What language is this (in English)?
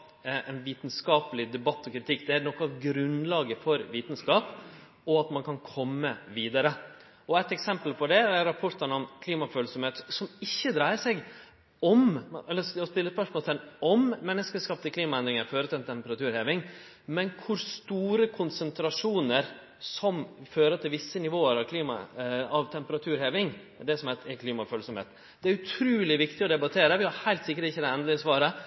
Norwegian Nynorsk